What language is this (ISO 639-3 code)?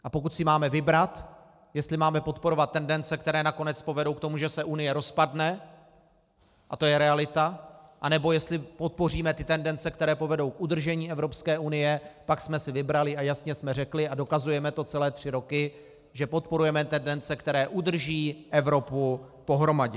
ces